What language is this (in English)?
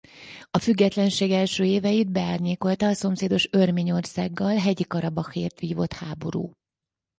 Hungarian